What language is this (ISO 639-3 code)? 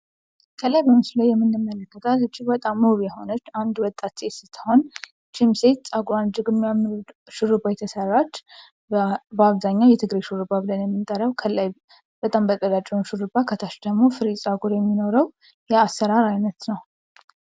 amh